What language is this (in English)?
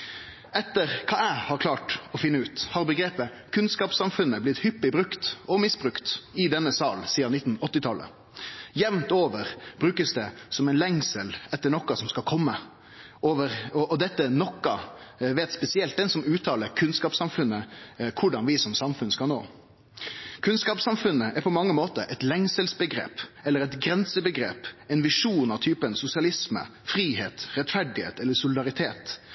Norwegian Nynorsk